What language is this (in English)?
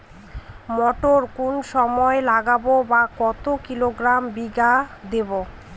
Bangla